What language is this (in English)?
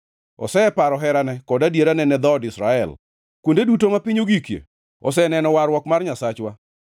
Luo (Kenya and Tanzania)